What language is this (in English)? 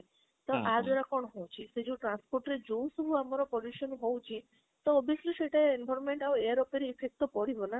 Odia